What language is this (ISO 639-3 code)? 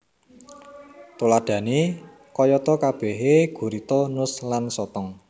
jav